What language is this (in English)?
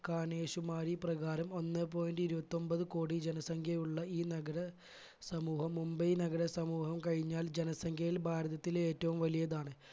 Malayalam